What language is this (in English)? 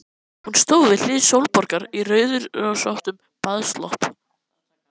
Icelandic